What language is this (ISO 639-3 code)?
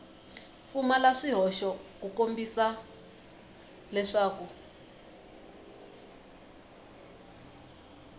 tso